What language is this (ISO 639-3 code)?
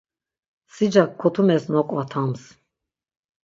lzz